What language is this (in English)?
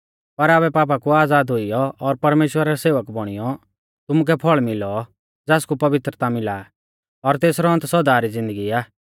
Mahasu Pahari